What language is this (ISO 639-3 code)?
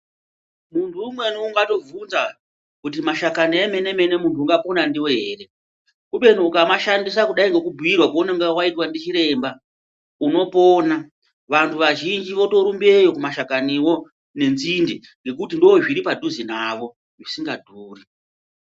ndc